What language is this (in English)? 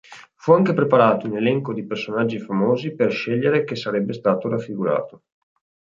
Italian